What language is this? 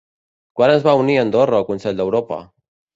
Catalan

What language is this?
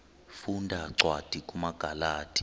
Xhosa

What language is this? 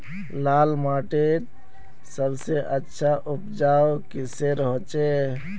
Magahi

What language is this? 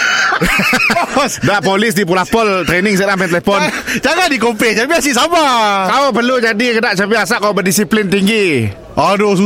Malay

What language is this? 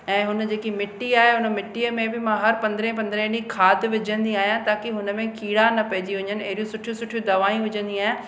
Sindhi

